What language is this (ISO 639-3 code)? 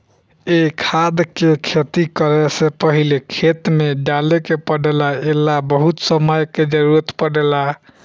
bho